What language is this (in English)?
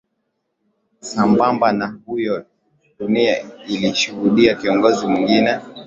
Swahili